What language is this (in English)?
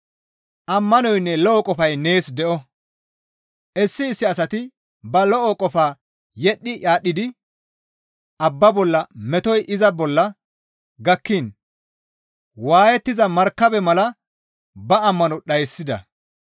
Gamo